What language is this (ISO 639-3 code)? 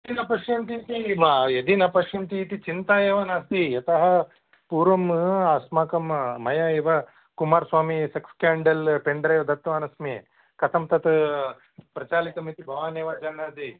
san